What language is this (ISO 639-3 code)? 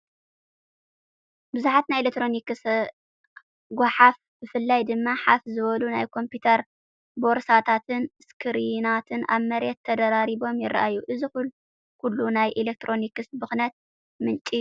tir